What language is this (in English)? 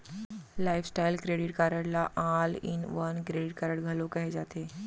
Chhattisgarhi